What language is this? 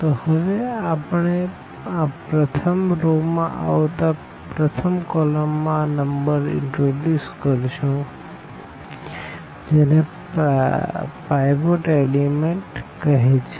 Gujarati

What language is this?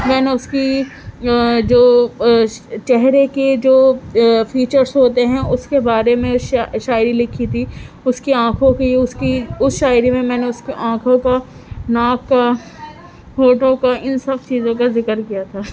Urdu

